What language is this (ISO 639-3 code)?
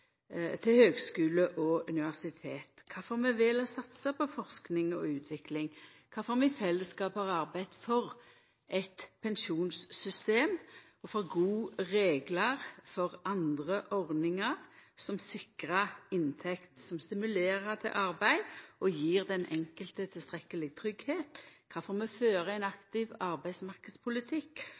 nno